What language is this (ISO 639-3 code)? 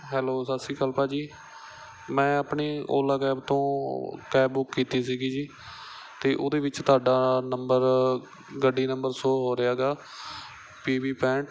pan